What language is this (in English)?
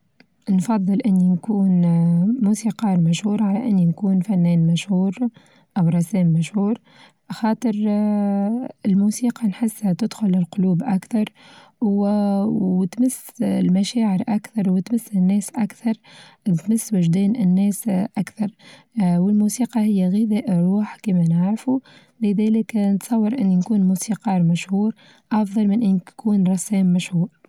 Tunisian Arabic